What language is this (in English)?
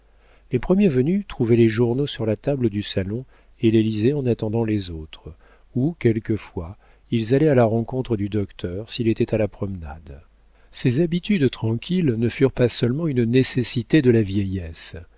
French